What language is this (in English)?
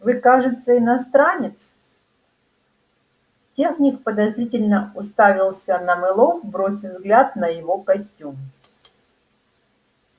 Russian